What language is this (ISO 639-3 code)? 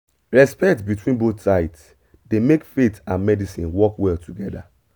pcm